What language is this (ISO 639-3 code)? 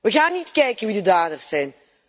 nld